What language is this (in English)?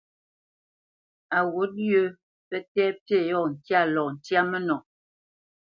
Bamenyam